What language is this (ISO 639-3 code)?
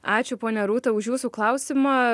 lit